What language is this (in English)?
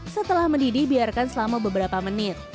Indonesian